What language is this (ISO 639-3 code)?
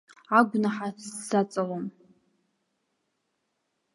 abk